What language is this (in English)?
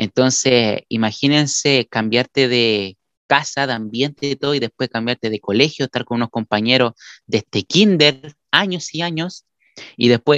Spanish